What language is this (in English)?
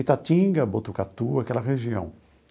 Portuguese